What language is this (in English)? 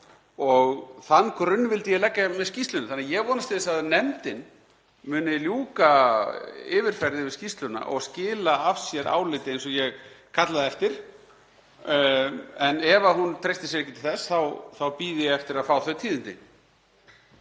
Icelandic